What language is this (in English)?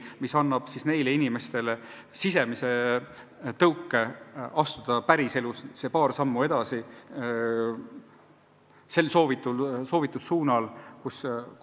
Estonian